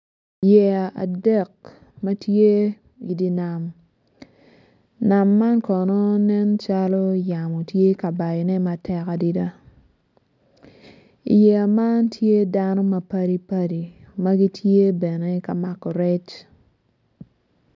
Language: Acoli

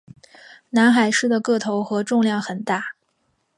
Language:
Chinese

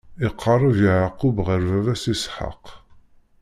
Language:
Kabyle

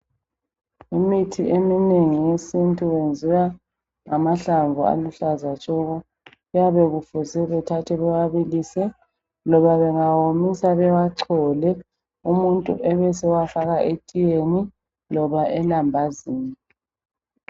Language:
North Ndebele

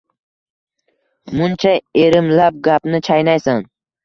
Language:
Uzbek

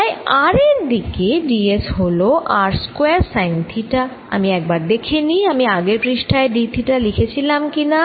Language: Bangla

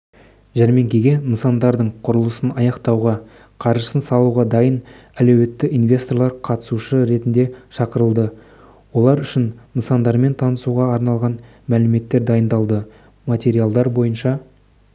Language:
Kazakh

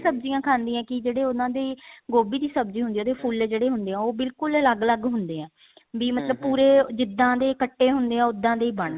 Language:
Punjabi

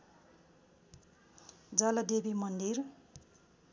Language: Nepali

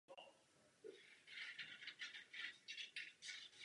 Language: Czech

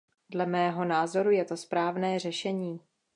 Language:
Czech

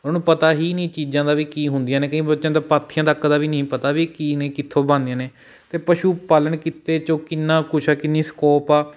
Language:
Punjabi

